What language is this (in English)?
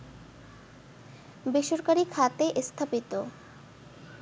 Bangla